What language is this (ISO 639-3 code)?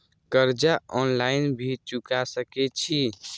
mai